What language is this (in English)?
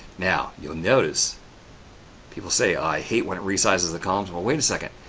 English